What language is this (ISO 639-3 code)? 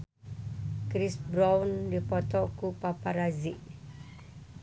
sun